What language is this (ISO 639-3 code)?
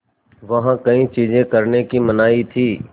hin